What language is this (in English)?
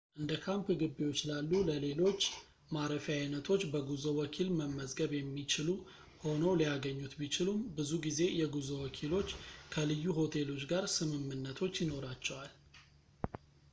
Amharic